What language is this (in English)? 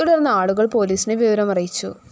Malayalam